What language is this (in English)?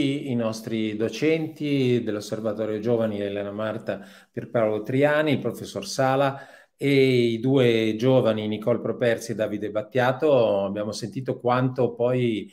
Italian